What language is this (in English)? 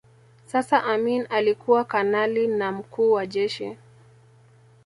Swahili